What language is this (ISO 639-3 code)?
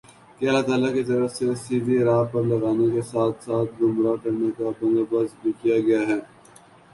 urd